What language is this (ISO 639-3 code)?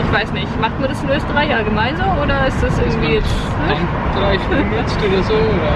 deu